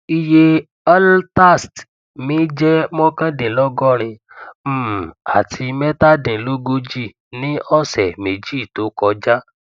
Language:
Yoruba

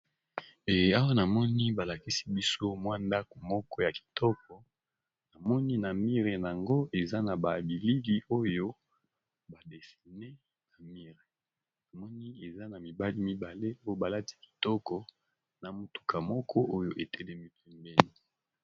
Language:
Lingala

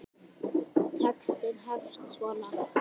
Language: Icelandic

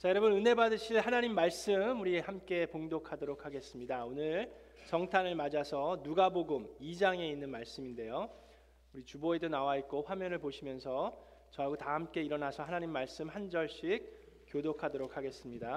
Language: Korean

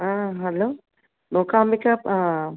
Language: Telugu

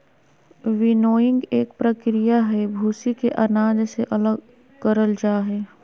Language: Magahi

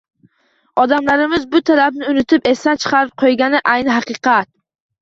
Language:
Uzbek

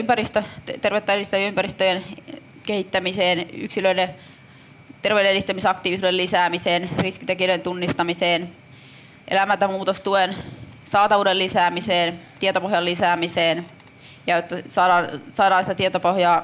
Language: Finnish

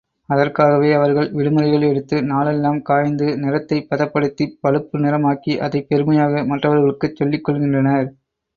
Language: Tamil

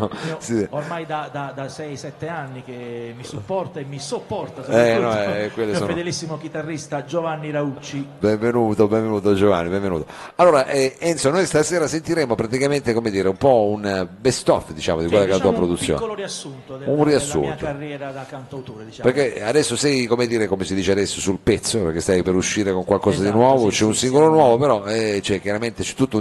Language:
Italian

